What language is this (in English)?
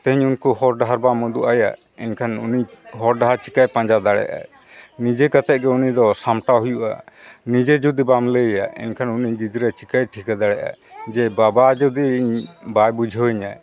Santali